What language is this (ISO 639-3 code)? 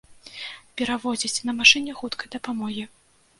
bel